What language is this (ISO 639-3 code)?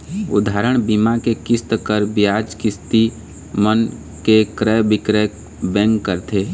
hne